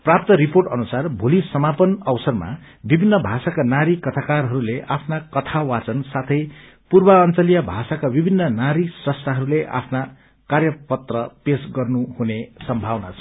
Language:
Nepali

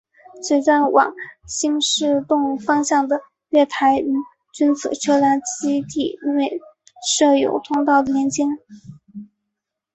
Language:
Chinese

